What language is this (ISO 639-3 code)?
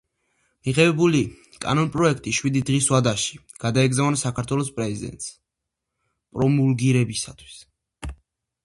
kat